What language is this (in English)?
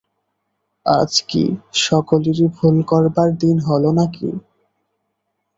Bangla